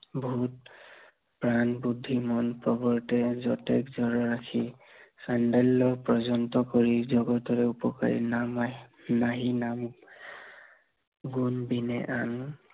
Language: Assamese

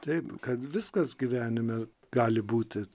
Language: Lithuanian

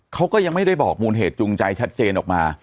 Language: Thai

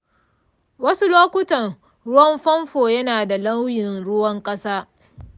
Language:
Hausa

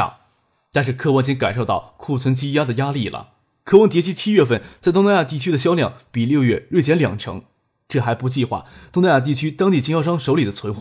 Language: Chinese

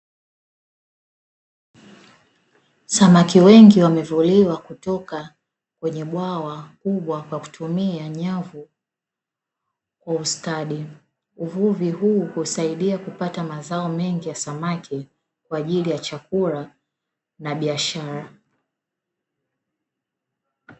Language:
Swahili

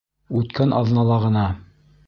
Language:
Bashkir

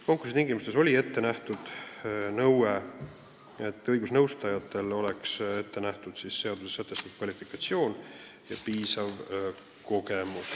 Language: Estonian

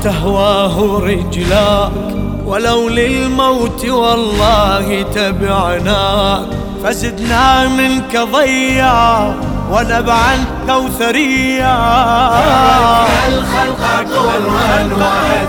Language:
Arabic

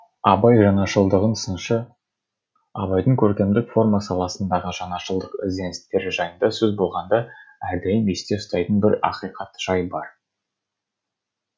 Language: Kazakh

